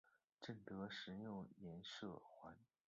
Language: Chinese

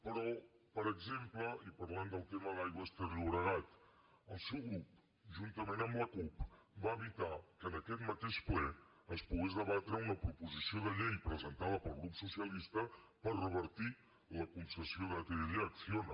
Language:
Catalan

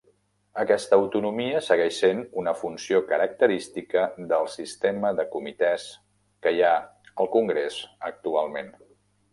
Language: Catalan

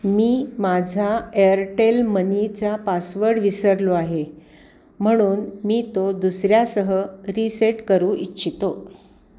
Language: Marathi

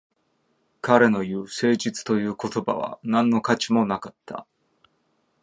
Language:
Japanese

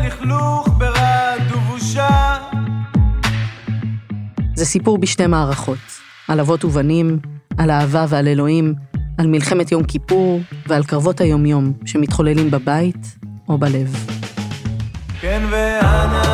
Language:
Hebrew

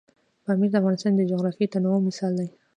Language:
Pashto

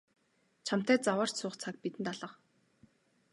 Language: Mongolian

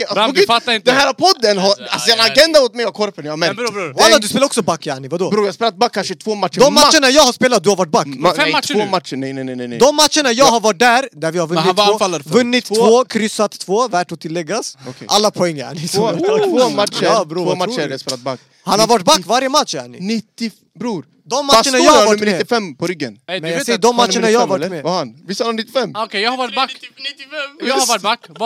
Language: Swedish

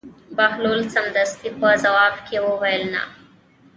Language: Pashto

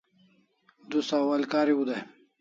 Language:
Kalasha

